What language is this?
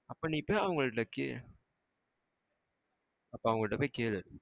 Tamil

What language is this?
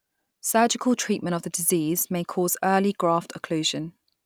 English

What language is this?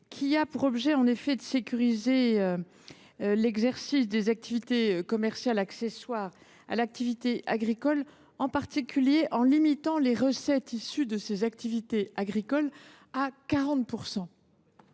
French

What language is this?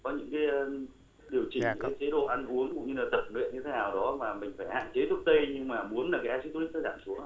Vietnamese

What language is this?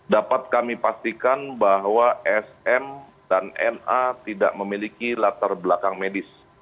Indonesian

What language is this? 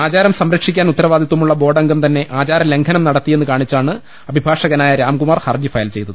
Malayalam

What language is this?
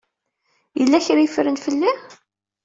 Kabyle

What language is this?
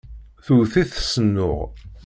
Kabyle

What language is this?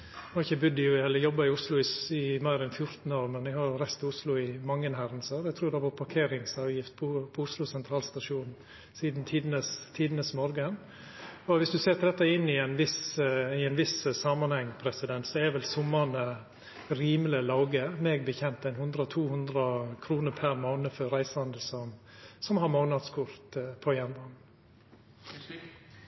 Norwegian Nynorsk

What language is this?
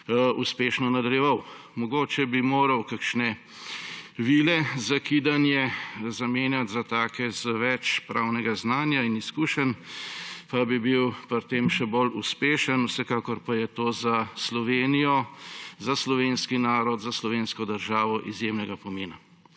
Slovenian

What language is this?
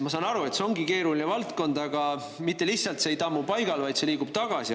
Estonian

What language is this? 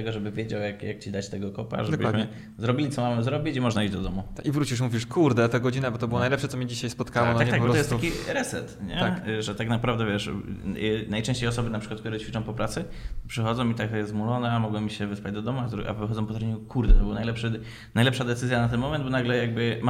Polish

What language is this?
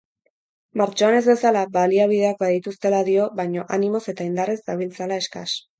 Basque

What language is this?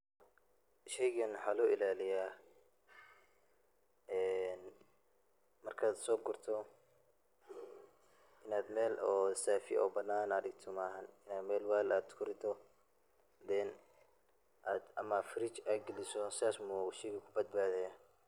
Somali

